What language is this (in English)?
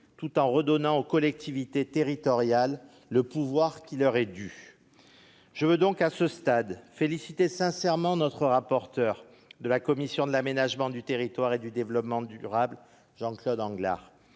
French